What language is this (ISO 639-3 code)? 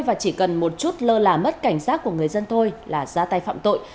vie